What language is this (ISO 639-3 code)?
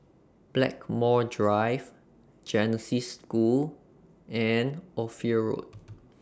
eng